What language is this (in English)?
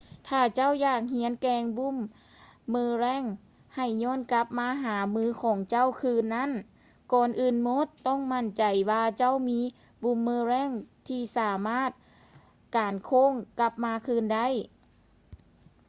Lao